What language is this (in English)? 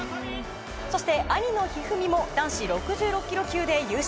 Japanese